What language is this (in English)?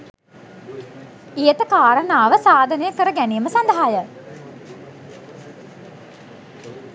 Sinhala